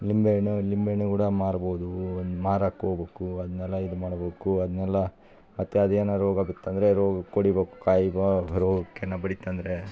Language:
Kannada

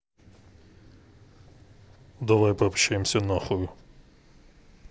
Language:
Russian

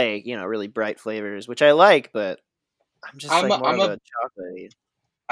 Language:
English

